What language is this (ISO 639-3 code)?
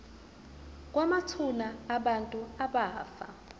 zul